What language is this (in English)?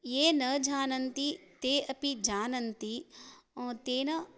Sanskrit